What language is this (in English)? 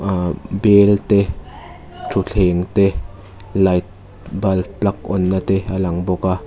Mizo